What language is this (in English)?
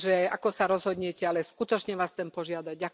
Slovak